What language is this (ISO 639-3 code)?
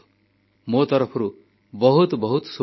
ori